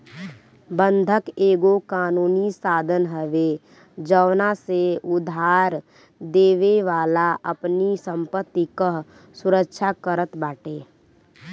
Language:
Bhojpuri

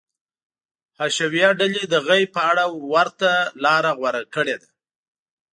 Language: Pashto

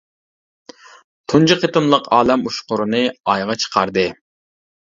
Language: Uyghur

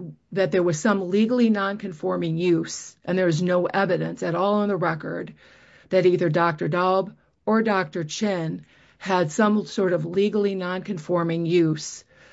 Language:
English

